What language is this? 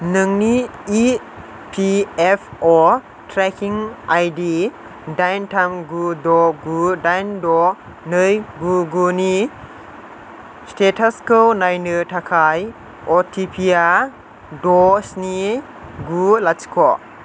Bodo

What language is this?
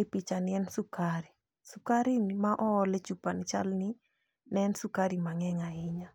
Luo (Kenya and Tanzania)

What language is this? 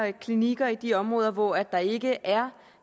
Danish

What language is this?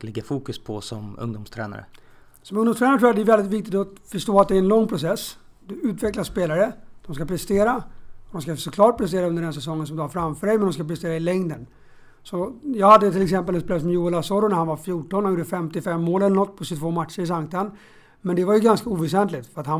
Swedish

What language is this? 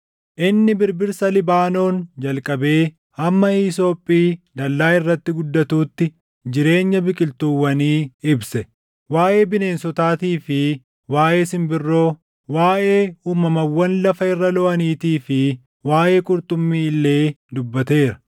Oromo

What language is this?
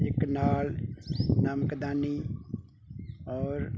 Punjabi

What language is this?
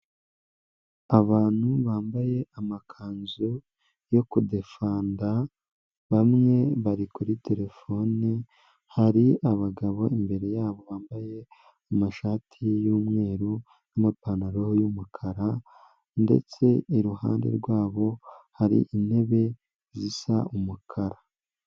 Kinyarwanda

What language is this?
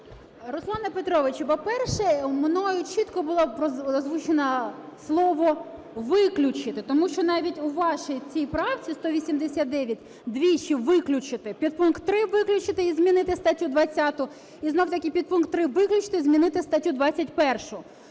Ukrainian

